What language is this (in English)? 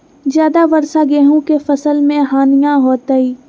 Magahi